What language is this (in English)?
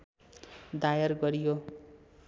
Nepali